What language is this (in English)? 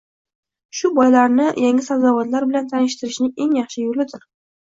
Uzbek